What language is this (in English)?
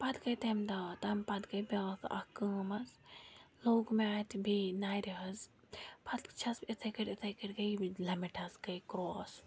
Kashmiri